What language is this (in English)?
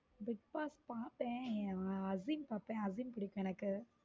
Tamil